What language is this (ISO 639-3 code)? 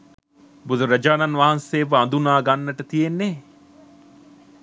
sin